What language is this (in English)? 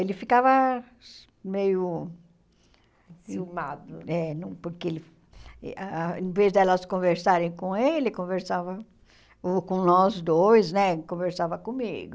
Portuguese